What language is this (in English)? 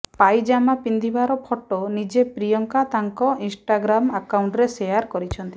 Odia